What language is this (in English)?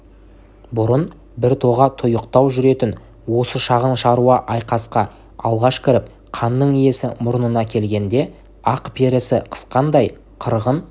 Kazakh